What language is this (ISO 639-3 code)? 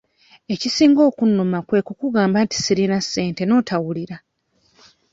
lug